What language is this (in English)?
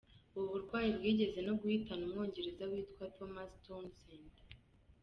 Kinyarwanda